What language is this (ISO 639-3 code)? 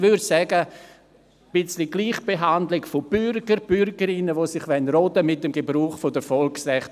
gsw